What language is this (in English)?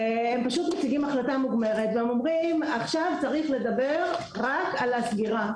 Hebrew